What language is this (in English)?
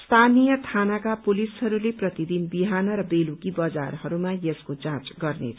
Nepali